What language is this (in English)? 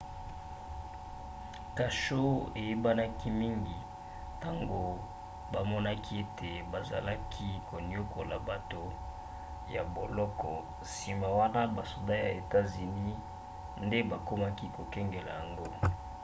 Lingala